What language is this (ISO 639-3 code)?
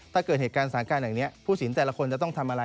tha